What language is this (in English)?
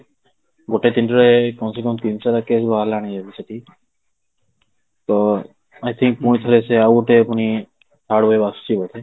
Odia